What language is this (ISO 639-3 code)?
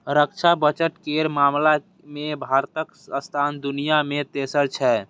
mai